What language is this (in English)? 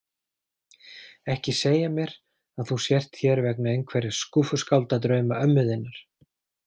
Icelandic